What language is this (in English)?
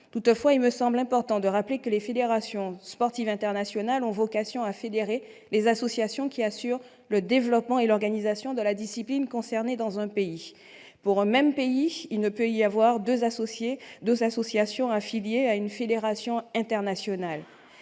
French